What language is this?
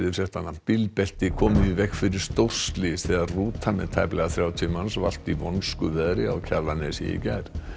Icelandic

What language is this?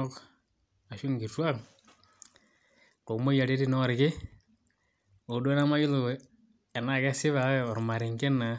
Masai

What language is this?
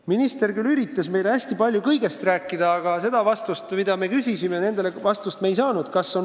Estonian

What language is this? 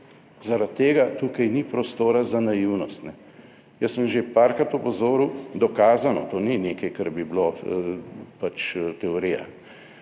Slovenian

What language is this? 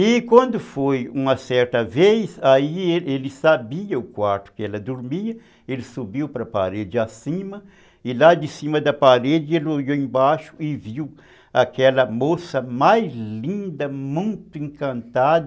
Portuguese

